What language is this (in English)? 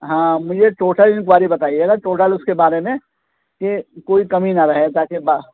Urdu